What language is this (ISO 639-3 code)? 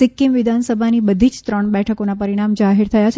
guj